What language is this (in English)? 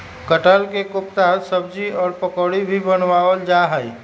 Magahi